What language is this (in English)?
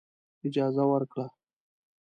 Pashto